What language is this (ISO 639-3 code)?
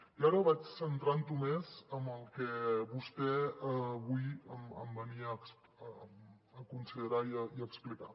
cat